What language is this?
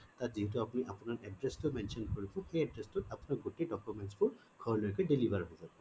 Assamese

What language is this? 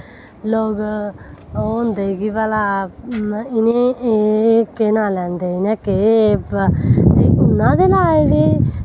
Dogri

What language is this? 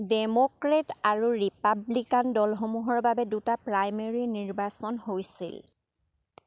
Assamese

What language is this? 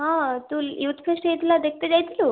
Odia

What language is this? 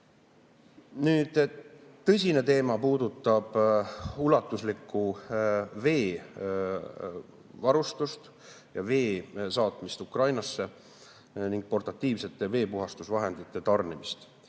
Estonian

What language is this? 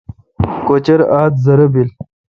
Kalkoti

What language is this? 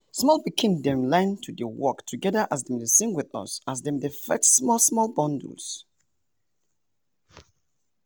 Nigerian Pidgin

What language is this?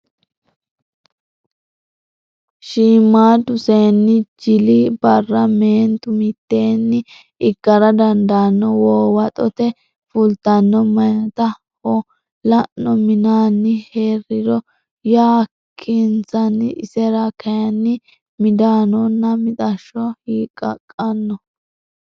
Sidamo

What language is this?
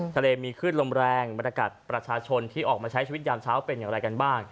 Thai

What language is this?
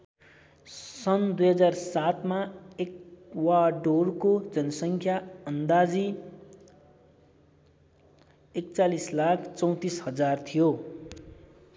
Nepali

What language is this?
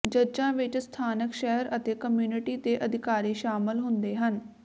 Punjabi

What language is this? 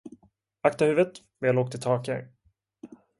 Swedish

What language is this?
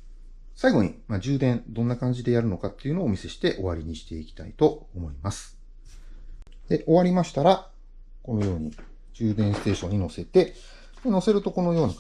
Japanese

